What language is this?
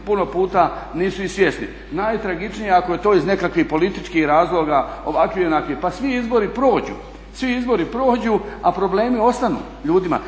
Croatian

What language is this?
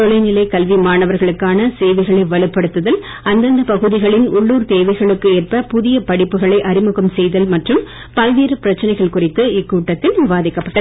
Tamil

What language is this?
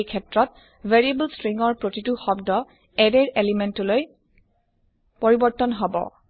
Assamese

